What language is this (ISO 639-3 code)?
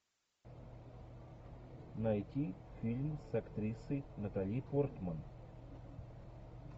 rus